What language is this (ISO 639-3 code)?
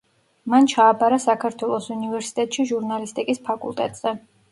kat